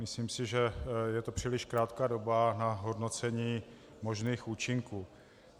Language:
Czech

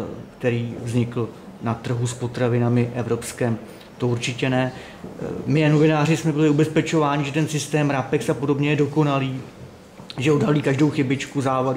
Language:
Czech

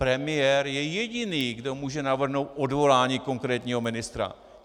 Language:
Czech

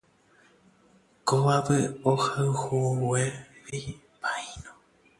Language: Guarani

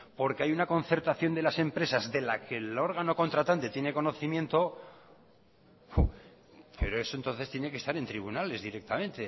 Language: Spanish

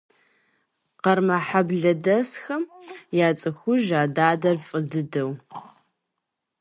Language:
Kabardian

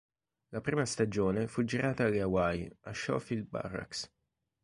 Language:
Italian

